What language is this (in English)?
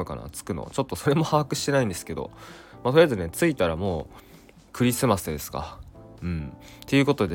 Japanese